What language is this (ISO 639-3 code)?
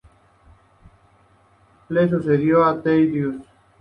spa